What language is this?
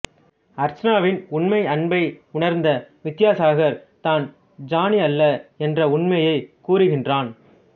Tamil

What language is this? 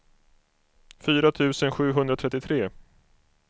Swedish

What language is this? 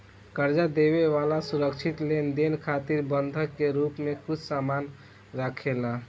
Bhojpuri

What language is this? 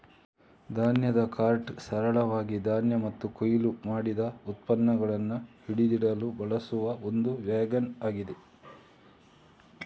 Kannada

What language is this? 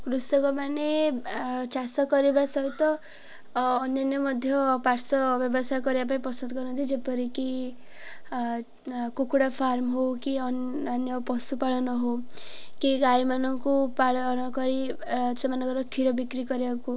Odia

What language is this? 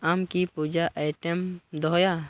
Santali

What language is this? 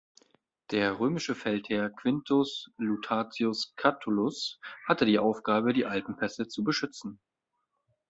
German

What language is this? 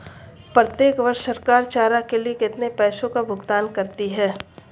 Hindi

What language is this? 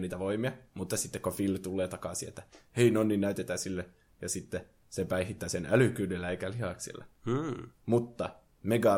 Finnish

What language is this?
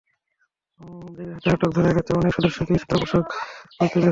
Bangla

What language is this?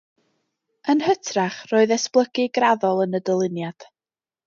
Welsh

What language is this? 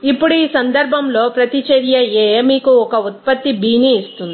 Telugu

